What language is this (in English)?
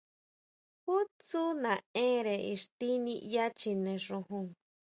Huautla Mazatec